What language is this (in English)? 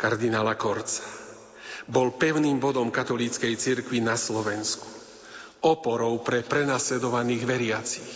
Slovak